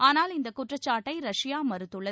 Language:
Tamil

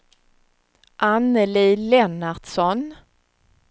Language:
Swedish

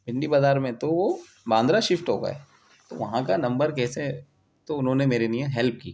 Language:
Urdu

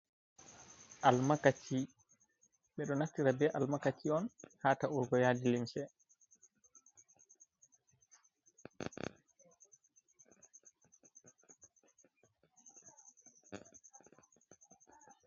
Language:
Fula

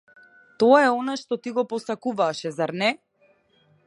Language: Macedonian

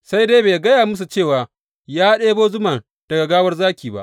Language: Hausa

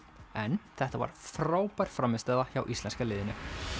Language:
Icelandic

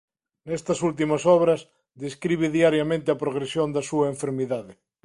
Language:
Galician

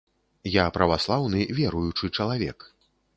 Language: Belarusian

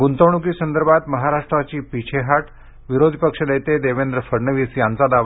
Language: Marathi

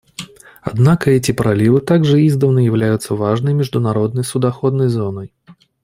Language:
Russian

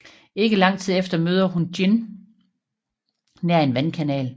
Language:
Danish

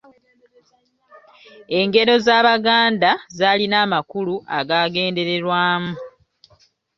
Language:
Ganda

